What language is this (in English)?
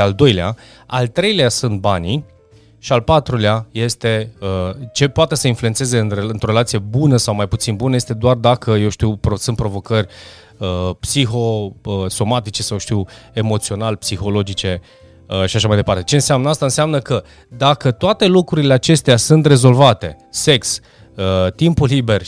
Romanian